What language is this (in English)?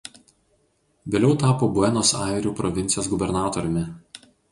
Lithuanian